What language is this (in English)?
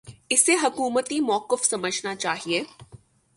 Urdu